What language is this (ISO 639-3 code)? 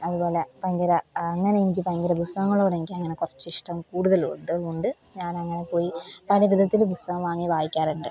mal